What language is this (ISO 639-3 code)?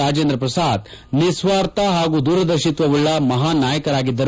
kan